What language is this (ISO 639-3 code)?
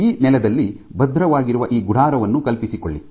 kan